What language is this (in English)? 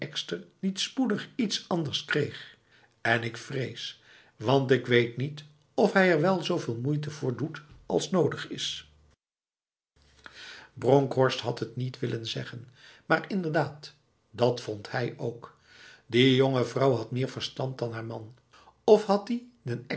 Dutch